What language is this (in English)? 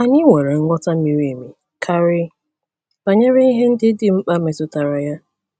Igbo